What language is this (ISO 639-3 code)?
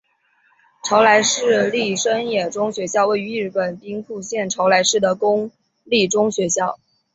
zho